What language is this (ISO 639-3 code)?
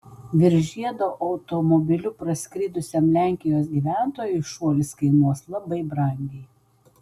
lit